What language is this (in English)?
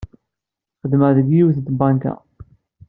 Kabyle